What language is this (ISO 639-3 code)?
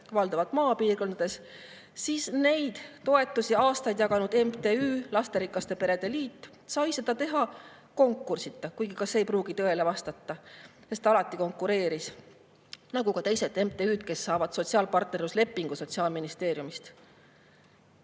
est